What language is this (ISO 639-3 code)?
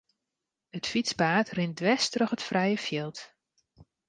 fry